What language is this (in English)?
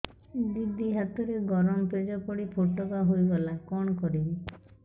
Odia